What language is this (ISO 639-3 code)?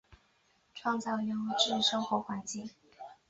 zho